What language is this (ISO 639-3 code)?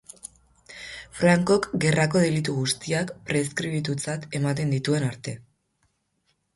eus